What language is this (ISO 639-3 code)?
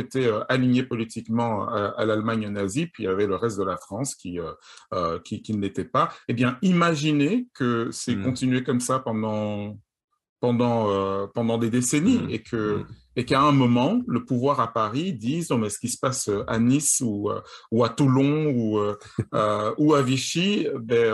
fra